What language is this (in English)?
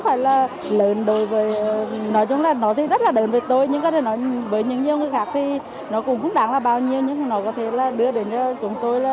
Vietnamese